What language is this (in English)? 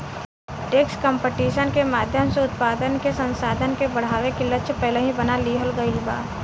Bhojpuri